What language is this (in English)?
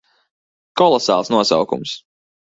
Latvian